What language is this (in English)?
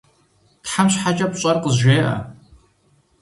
Kabardian